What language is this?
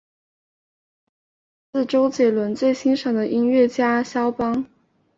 Chinese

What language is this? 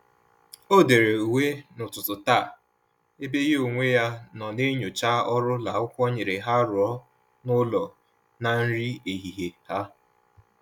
Igbo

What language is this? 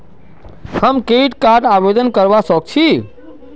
Magahi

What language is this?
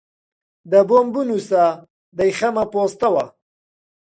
Central Kurdish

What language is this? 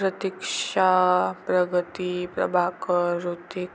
Marathi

